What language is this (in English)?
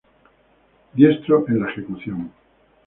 Spanish